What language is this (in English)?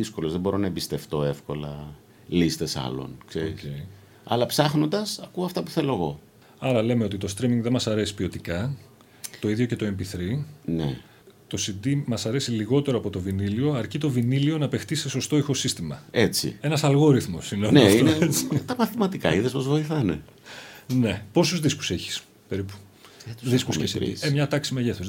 Greek